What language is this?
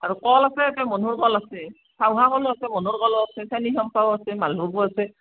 Assamese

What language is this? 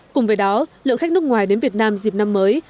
Vietnamese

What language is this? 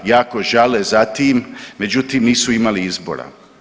Croatian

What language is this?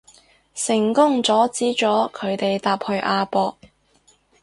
Cantonese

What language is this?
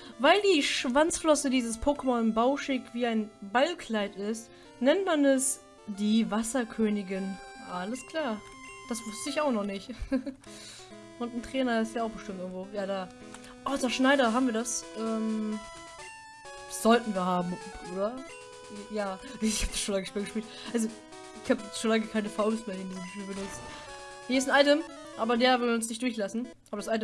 German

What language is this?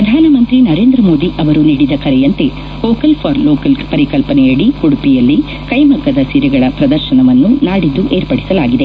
Kannada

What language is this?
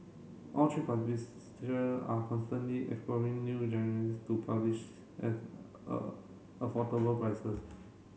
English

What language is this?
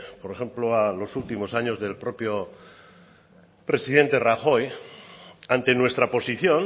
Spanish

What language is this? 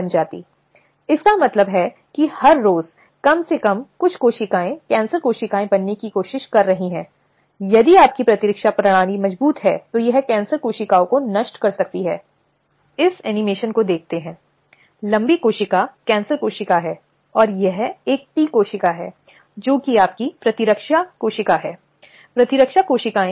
Hindi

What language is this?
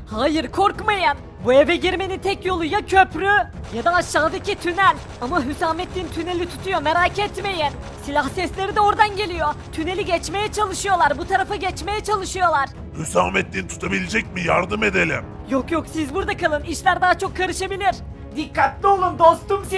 Turkish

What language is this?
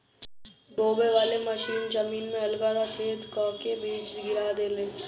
Bhojpuri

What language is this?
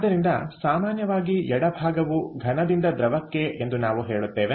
Kannada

